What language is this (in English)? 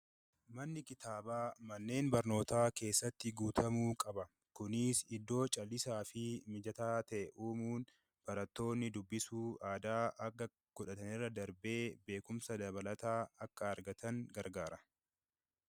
Oromo